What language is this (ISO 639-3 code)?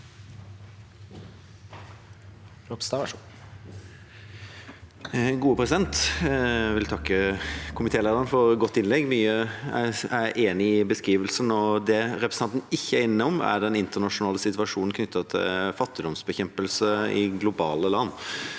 nor